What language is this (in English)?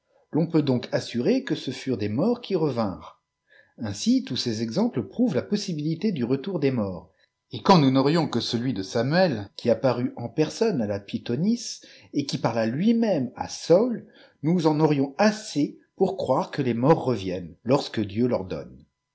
French